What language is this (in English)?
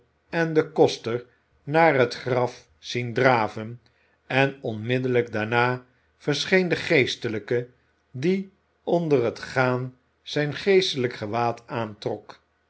Dutch